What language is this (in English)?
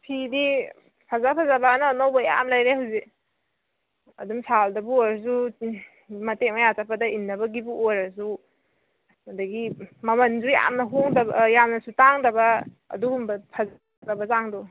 Manipuri